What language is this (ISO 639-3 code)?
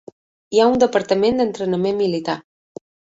cat